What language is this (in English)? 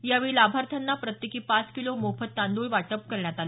Marathi